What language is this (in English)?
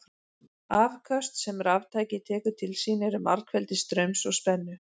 Icelandic